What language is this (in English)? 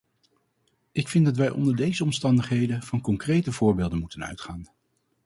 Dutch